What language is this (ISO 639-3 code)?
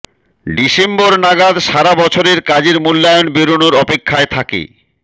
ben